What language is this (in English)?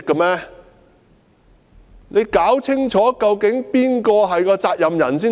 Cantonese